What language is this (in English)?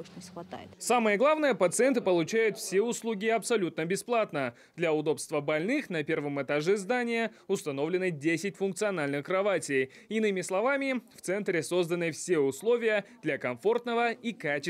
Russian